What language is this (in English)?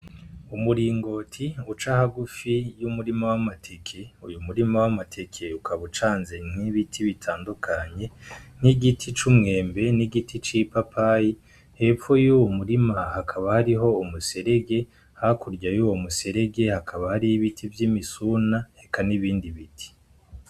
Rundi